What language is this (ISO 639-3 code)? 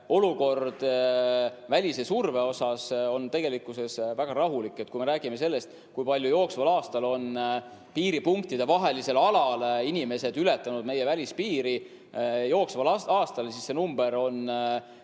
est